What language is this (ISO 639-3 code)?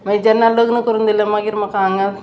kok